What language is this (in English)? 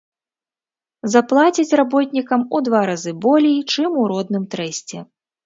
Belarusian